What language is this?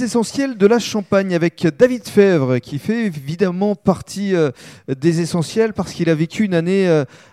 French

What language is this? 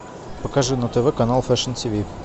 Russian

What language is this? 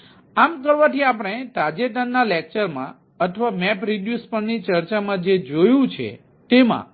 Gujarati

